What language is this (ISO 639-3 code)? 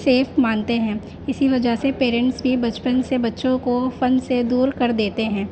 urd